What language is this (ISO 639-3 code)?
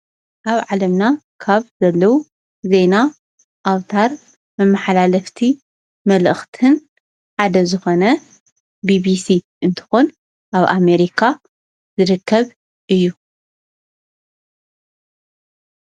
tir